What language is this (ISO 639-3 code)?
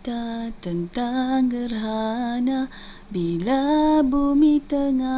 msa